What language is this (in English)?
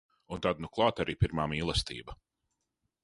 Latvian